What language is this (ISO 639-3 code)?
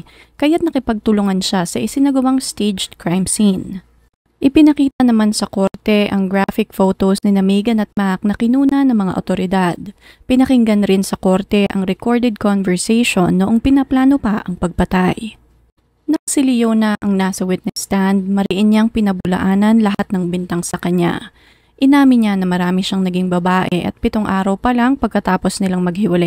fil